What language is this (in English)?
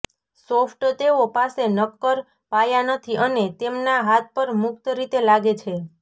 Gujarati